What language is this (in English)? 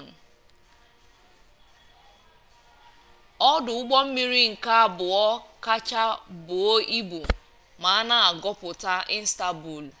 Igbo